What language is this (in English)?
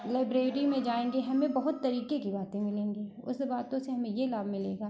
Hindi